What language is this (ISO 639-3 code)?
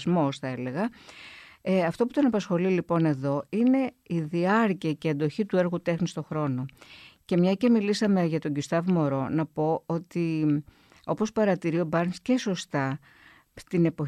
ell